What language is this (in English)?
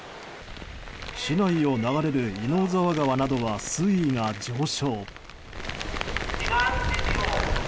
Japanese